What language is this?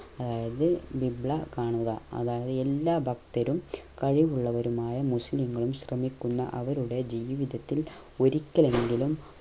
Malayalam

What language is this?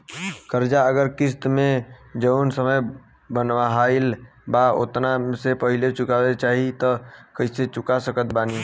Bhojpuri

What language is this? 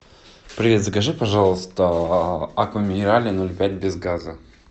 Russian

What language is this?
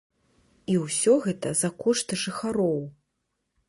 Belarusian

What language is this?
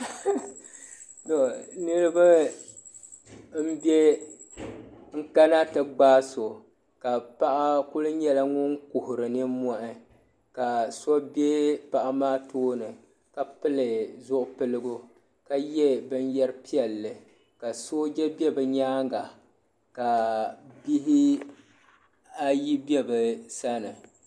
Dagbani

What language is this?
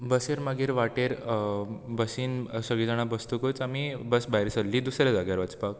Konkani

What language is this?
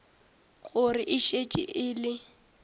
Northern Sotho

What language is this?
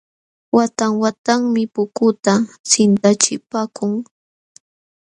Jauja Wanca Quechua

